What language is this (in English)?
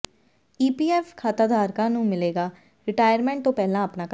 Punjabi